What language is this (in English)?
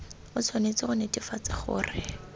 Tswana